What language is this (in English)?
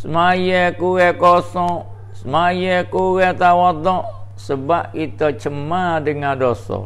Malay